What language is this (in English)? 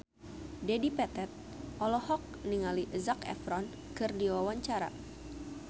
Sundanese